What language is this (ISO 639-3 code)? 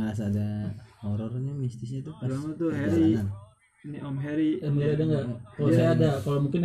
ind